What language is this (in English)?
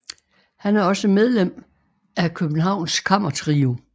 Danish